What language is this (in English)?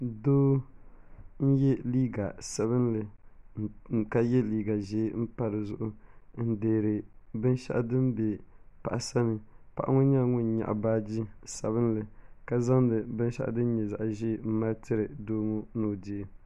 Dagbani